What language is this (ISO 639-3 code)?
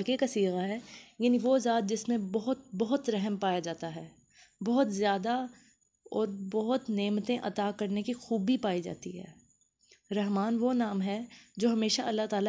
urd